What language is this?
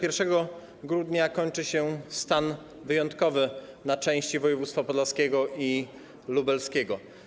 Polish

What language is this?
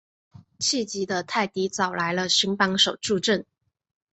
Chinese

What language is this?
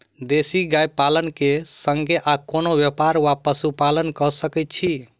Maithili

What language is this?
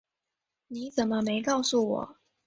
Chinese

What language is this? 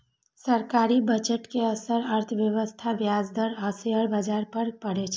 Maithili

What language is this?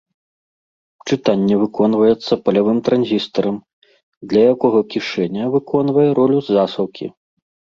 Belarusian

